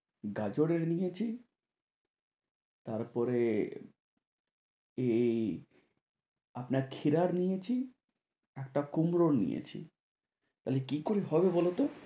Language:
Bangla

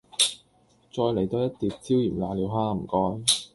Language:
Cantonese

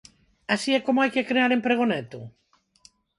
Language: Galician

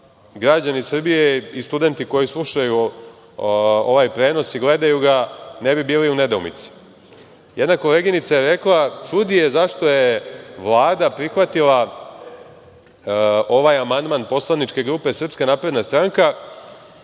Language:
Serbian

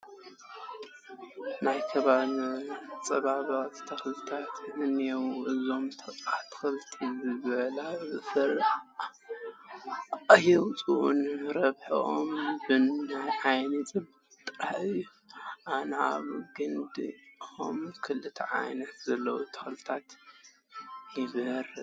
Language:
Tigrinya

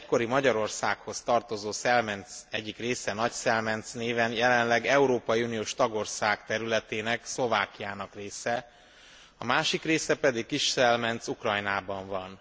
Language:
Hungarian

